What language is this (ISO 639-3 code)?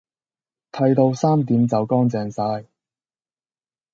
yue